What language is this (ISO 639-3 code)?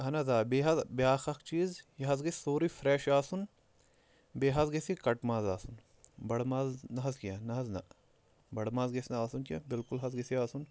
kas